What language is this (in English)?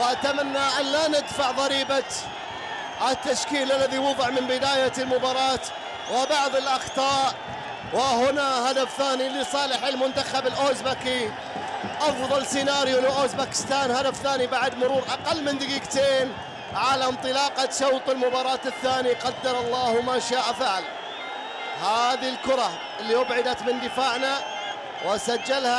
Arabic